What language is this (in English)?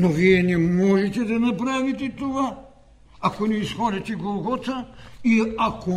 Bulgarian